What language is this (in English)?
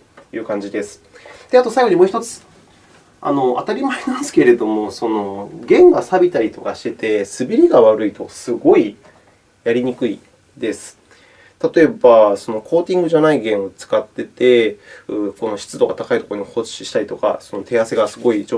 Japanese